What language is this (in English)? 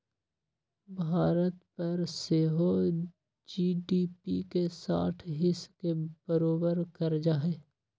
Magahi